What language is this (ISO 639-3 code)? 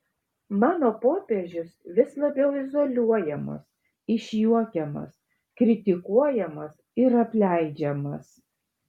lit